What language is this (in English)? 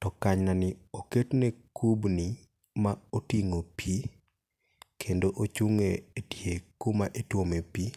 Luo (Kenya and Tanzania)